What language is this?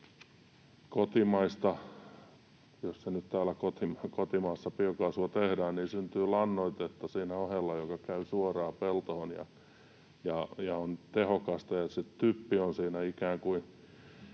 Finnish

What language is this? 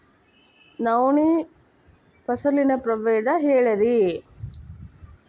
Kannada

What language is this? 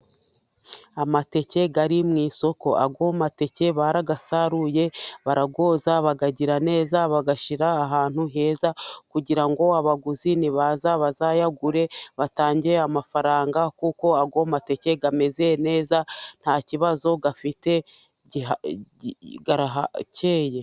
Kinyarwanda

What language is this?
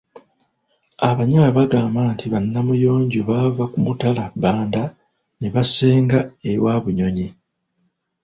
Ganda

